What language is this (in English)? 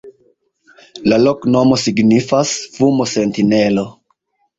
Esperanto